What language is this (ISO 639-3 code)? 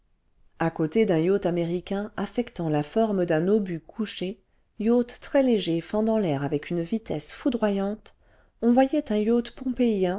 fra